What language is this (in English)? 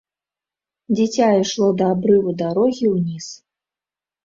Belarusian